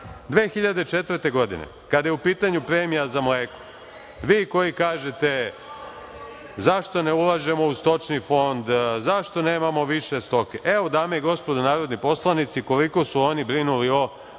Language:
Serbian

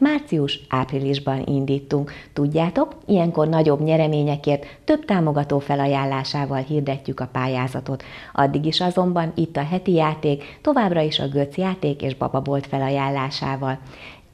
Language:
Hungarian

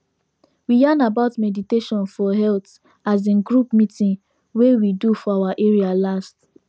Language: Nigerian Pidgin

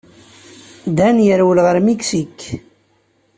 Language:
Kabyle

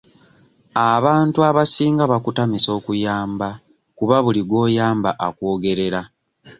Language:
Ganda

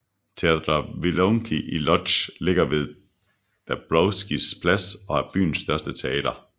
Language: Danish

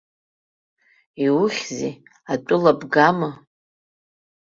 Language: Abkhazian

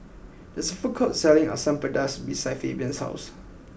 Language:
English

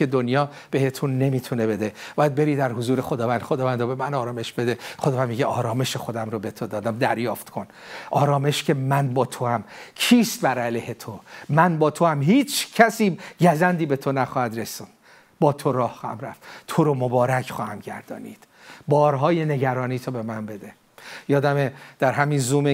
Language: Persian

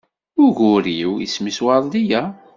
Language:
Kabyle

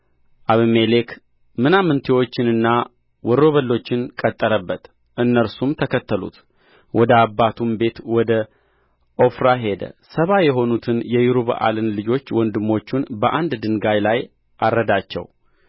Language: Amharic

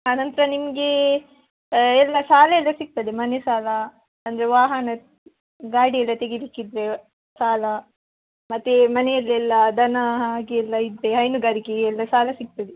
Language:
Kannada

